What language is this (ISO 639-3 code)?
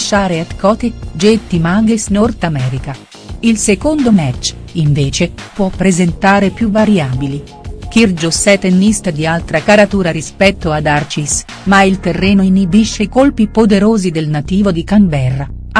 ita